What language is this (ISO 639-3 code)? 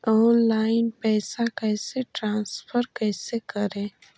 mag